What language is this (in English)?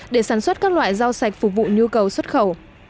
Vietnamese